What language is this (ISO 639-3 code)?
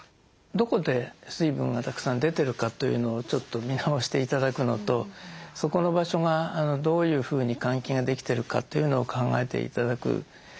jpn